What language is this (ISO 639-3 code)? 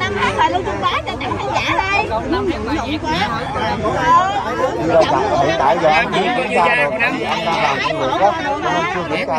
vie